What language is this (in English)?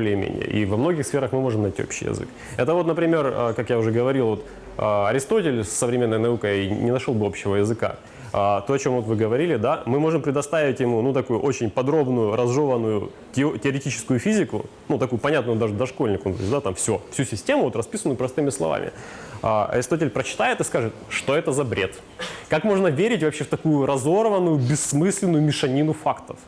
Russian